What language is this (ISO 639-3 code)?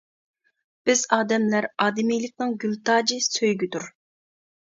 uig